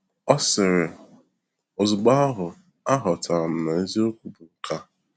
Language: Igbo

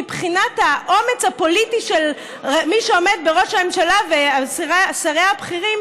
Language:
Hebrew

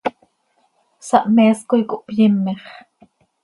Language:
Seri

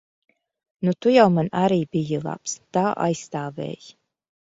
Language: Latvian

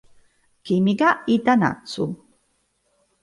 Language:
Italian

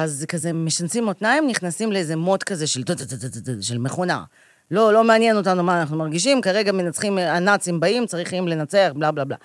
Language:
Hebrew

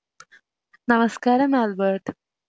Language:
Malayalam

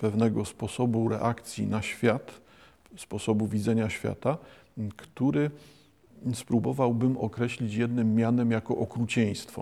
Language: Polish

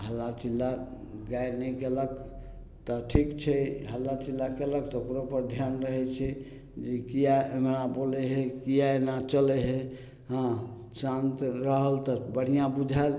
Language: Maithili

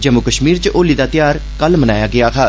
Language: Dogri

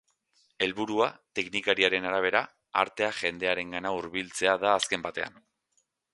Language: Basque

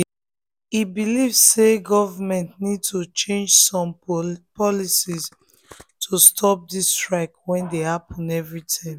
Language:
Nigerian Pidgin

